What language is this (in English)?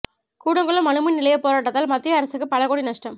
Tamil